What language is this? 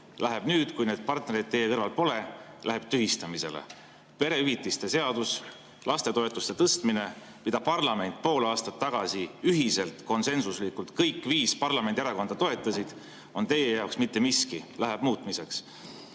Estonian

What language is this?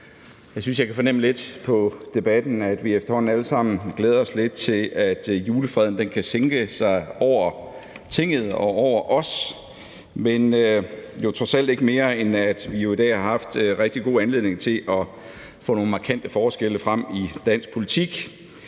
Danish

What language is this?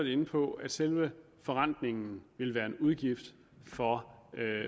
Danish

